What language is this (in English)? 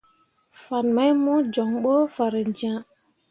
Mundang